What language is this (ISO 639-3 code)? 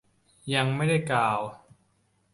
tha